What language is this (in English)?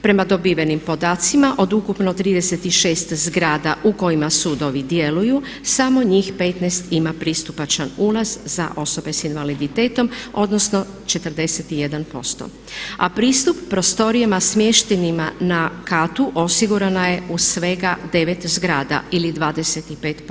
Croatian